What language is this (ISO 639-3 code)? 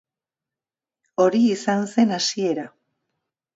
eus